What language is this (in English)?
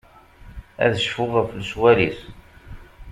Kabyle